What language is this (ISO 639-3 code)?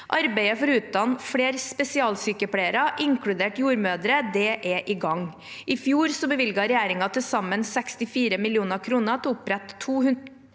nor